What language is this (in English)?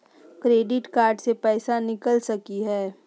Magahi